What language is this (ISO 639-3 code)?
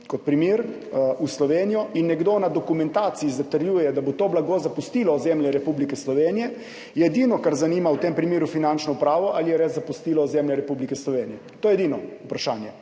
slv